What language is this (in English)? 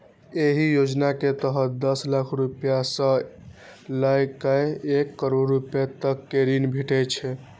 Maithili